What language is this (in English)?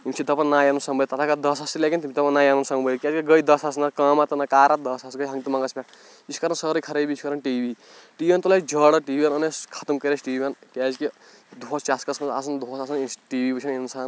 Kashmiri